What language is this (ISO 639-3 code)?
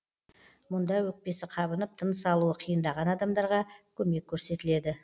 kaz